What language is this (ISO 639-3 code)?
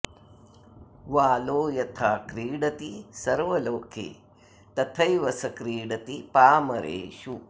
san